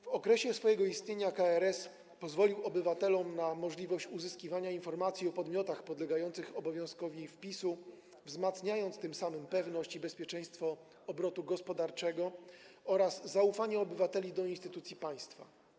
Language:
Polish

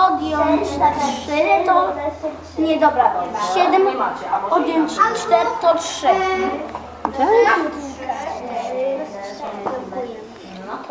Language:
Polish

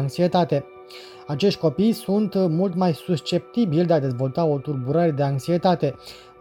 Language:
Romanian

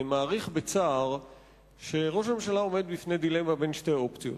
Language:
Hebrew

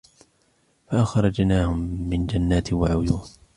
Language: Arabic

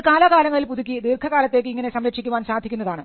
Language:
Malayalam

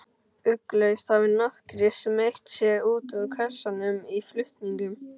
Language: Icelandic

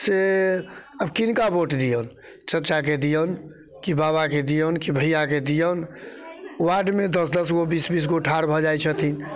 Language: Maithili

